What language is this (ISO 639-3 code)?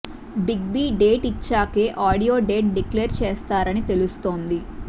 tel